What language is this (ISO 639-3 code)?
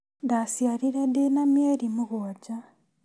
kik